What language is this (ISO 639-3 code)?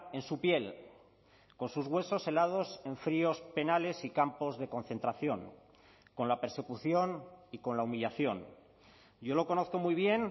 spa